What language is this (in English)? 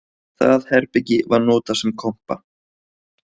Icelandic